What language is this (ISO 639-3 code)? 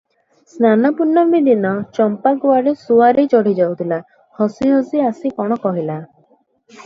ori